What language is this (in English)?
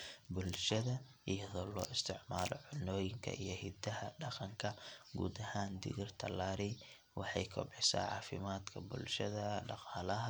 Somali